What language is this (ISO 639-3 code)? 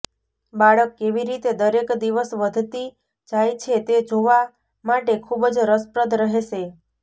guj